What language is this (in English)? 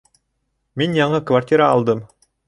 Bashkir